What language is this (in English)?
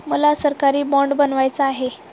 Marathi